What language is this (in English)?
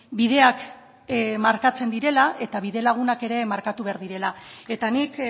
Basque